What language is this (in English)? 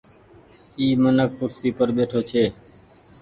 Goaria